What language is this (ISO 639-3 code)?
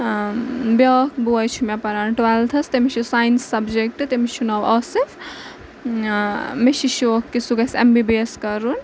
kas